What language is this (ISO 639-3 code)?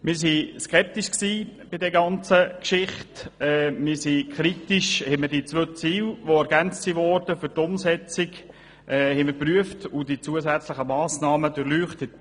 gsw